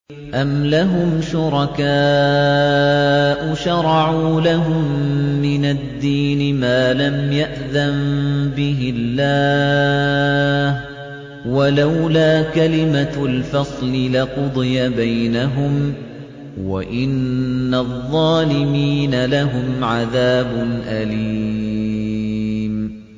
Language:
Arabic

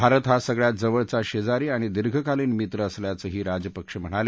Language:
Marathi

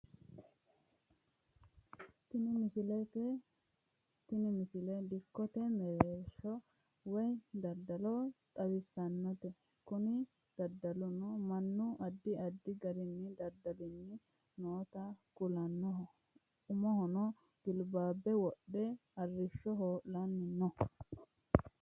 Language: Sidamo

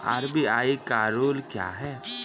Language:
Maithili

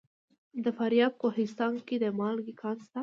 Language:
Pashto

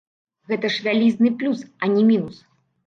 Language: Belarusian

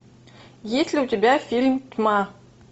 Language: Russian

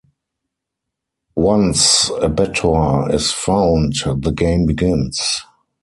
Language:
English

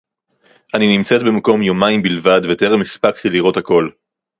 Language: Hebrew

